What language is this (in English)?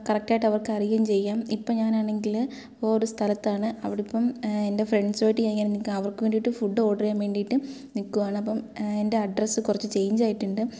Malayalam